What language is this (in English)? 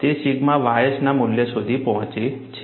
Gujarati